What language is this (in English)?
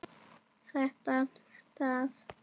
Icelandic